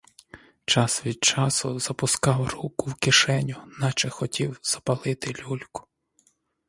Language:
Ukrainian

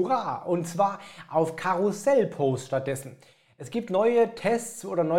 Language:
German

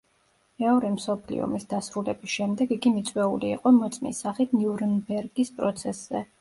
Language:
Georgian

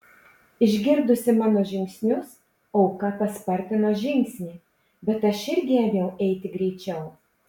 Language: Lithuanian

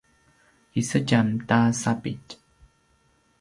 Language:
Paiwan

